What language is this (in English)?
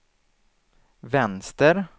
Swedish